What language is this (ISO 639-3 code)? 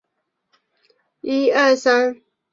zho